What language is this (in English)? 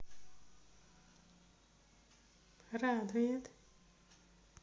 Russian